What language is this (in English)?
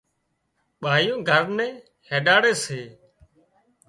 Wadiyara Koli